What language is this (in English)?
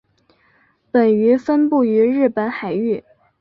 Chinese